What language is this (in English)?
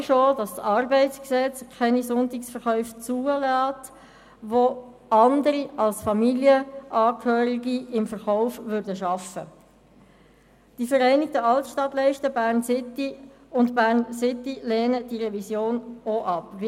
Swiss German